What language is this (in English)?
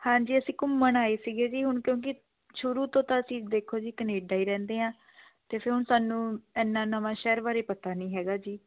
Punjabi